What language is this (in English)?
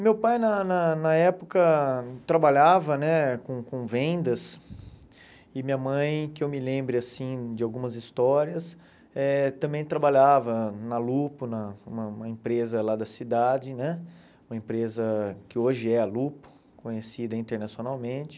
Portuguese